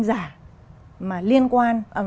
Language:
Vietnamese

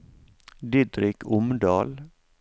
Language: Norwegian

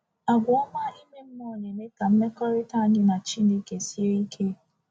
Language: Igbo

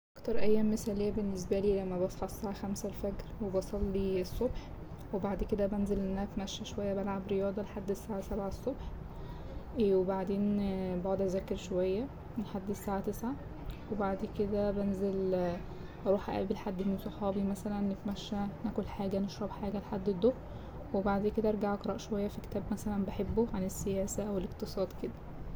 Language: Egyptian Arabic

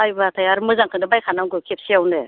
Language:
Bodo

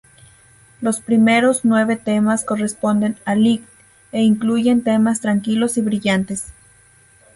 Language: Spanish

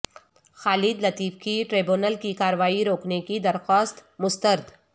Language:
Urdu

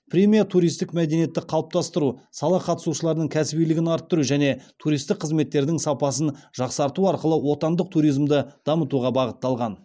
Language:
Kazakh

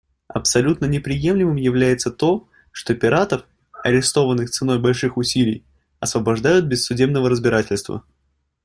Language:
Russian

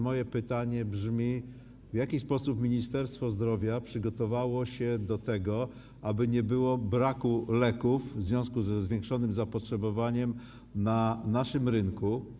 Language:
Polish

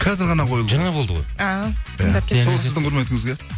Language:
Kazakh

